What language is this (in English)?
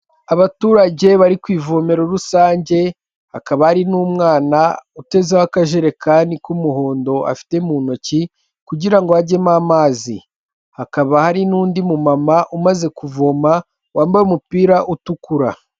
Kinyarwanda